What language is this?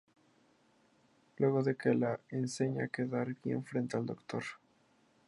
Spanish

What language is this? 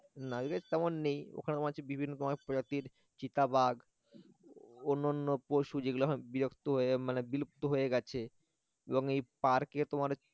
Bangla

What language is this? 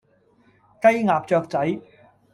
Cantonese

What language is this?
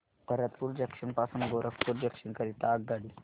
Marathi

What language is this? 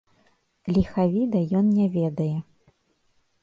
Belarusian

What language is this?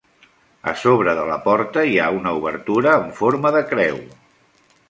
Catalan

